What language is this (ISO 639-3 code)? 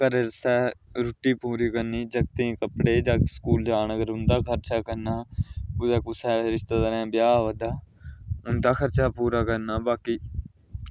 doi